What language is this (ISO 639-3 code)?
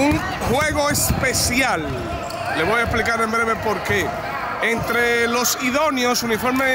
spa